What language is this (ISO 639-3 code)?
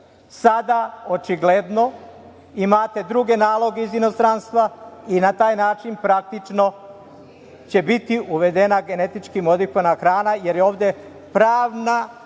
srp